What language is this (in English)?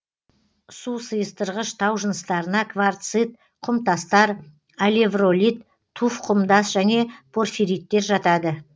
Kazakh